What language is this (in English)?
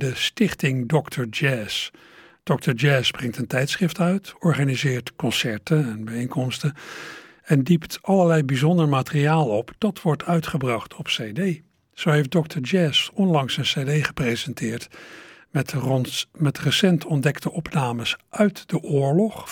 Dutch